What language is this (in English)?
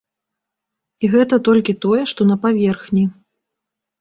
Belarusian